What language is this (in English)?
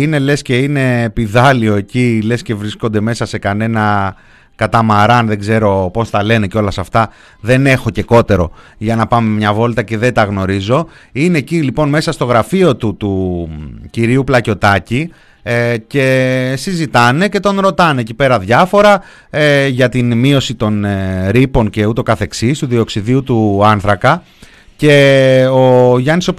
Greek